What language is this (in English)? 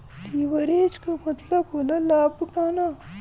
Bhojpuri